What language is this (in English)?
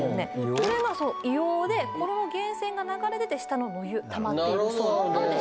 Japanese